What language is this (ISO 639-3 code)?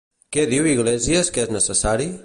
cat